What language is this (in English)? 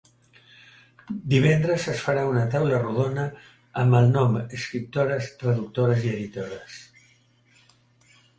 Catalan